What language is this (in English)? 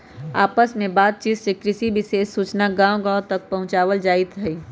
Magahi